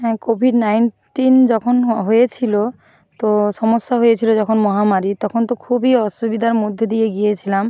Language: Bangla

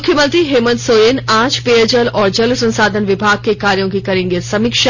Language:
Hindi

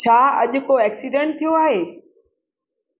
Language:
Sindhi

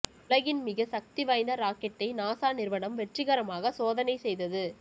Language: Tamil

